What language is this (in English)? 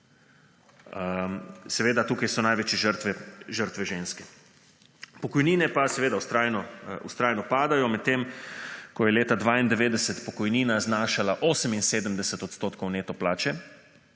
Slovenian